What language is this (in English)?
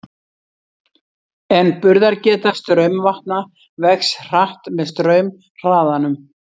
Icelandic